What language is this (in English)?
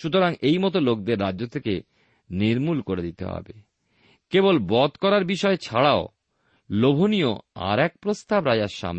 Bangla